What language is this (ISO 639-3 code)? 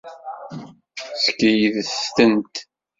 kab